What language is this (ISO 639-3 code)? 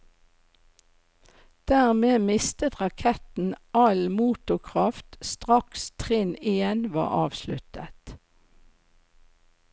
nor